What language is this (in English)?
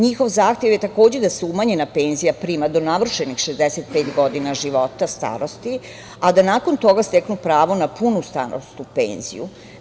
Serbian